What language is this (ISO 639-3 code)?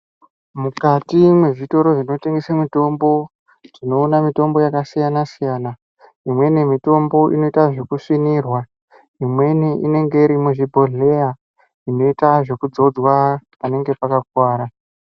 ndc